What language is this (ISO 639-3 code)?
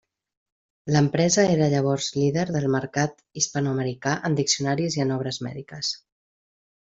cat